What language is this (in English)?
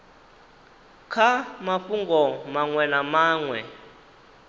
Venda